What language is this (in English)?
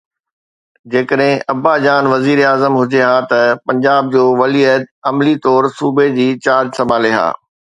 Sindhi